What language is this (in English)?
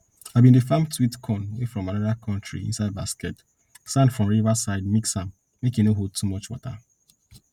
Nigerian Pidgin